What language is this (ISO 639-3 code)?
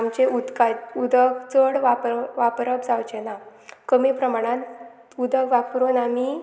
kok